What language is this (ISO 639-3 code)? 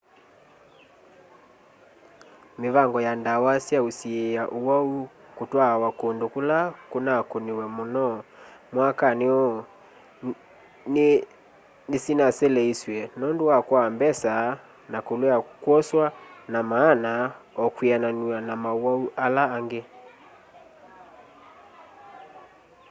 kam